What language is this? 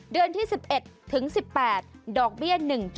Thai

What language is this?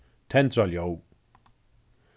Faroese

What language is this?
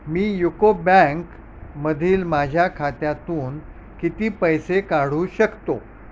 Marathi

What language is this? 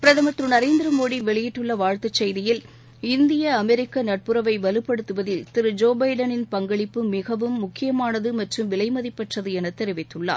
Tamil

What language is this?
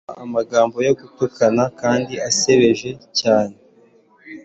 Kinyarwanda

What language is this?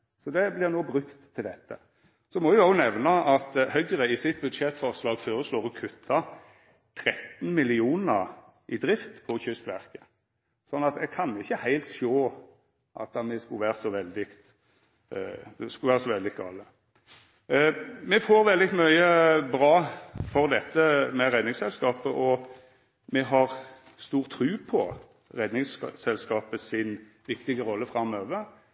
Norwegian Nynorsk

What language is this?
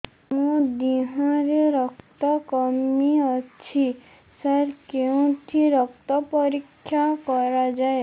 Odia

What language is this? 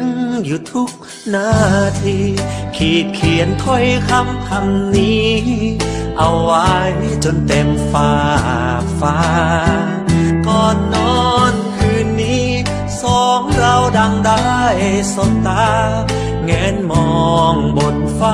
Thai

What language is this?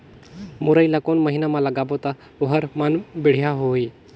Chhattisgarhi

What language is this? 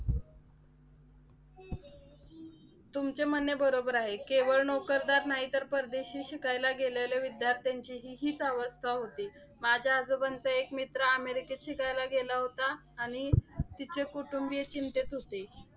Marathi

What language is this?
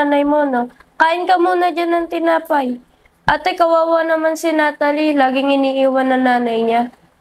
Filipino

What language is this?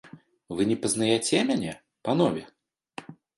Belarusian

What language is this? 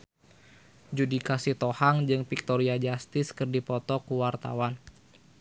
Sundanese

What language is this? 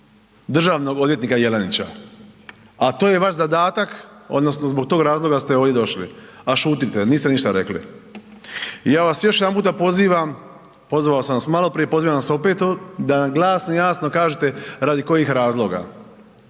Croatian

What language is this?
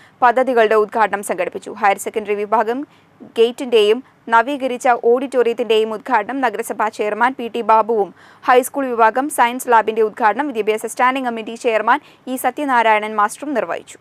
Malayalam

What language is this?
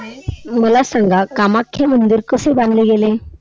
Marathi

